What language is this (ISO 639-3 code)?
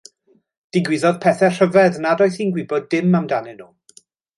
cym